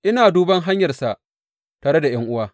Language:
Hausa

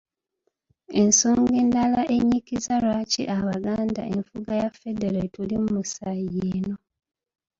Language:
Ganda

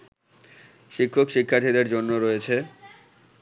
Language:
Bangla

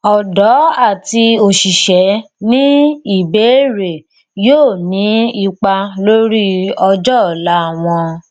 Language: Yoruba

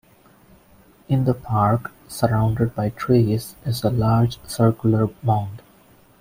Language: English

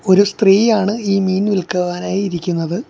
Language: Malayalam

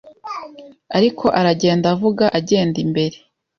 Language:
Kinyarwanda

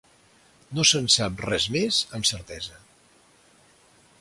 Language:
Catalan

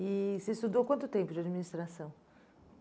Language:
Portuguese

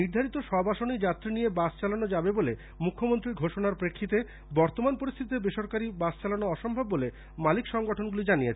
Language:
Bangla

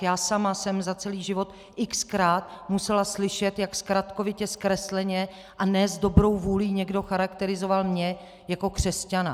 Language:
Czech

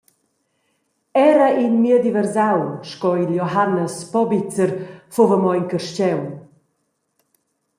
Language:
Romansh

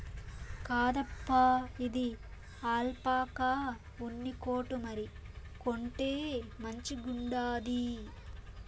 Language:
Telugu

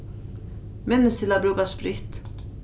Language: Faroese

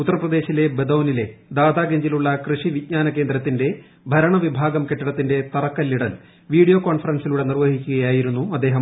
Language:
Malayalam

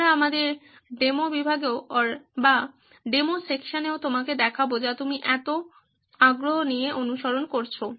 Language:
Bangla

